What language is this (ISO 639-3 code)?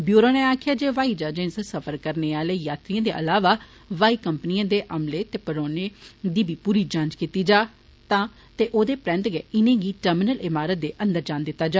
doi